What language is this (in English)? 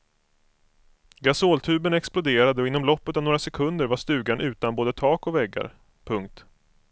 Swedish